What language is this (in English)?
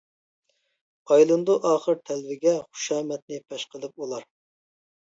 Uyghur